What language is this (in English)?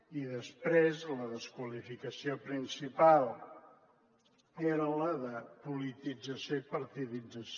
Catalan